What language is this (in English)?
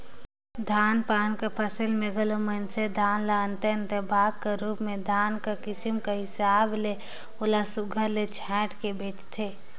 Chhattisgarhi